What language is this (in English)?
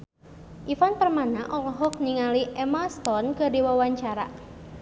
Sundanese